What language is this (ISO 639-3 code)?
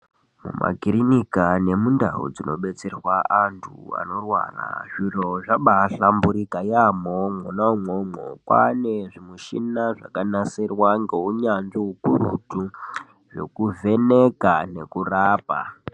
ndc